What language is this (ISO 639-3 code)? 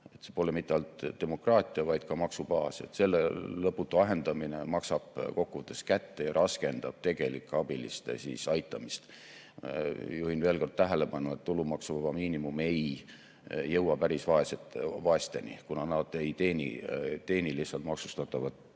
est